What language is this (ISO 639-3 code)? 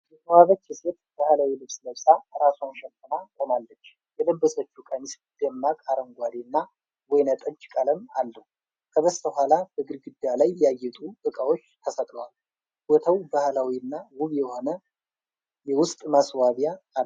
amh